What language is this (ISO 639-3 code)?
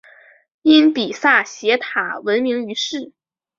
zho